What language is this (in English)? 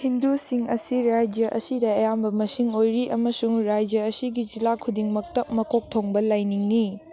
Manipuri